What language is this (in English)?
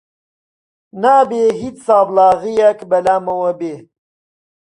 Central Kurdish